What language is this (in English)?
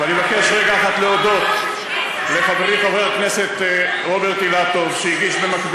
Hebrew